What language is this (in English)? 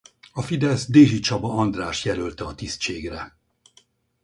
Hungarian